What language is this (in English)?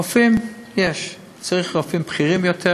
Hebrew